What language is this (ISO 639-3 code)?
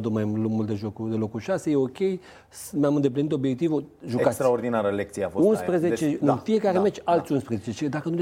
ron